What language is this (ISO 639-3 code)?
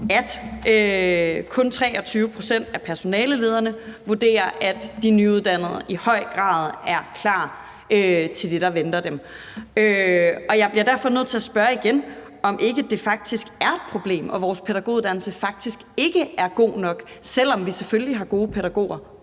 dan